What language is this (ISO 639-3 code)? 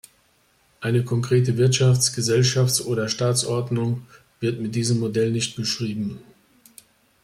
deu